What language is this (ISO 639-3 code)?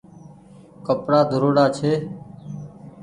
gig